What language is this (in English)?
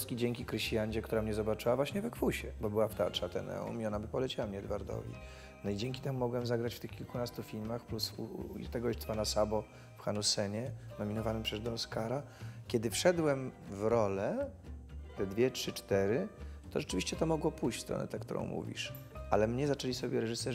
Polish